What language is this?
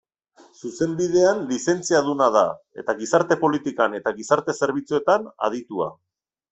Basque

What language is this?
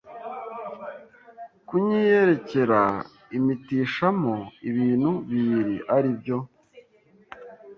Kinyarwanda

